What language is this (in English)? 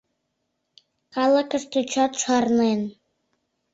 Mari